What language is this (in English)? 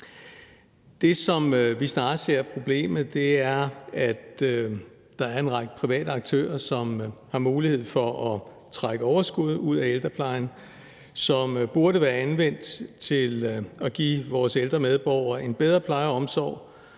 Danish